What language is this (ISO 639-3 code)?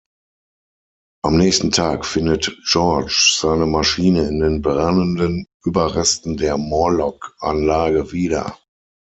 deu